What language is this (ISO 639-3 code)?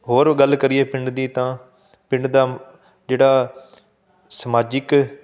pan